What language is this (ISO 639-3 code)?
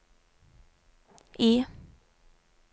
nor